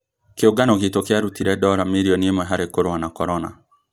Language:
Kikuyu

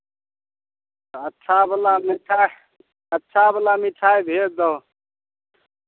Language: Maithili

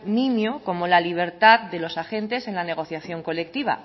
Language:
Spanish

